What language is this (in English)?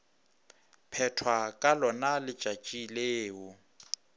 Northern Sotho